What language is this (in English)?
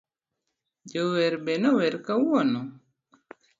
Luo (Kenya and Tanzania)